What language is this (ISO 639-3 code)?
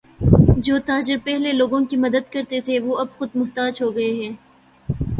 urd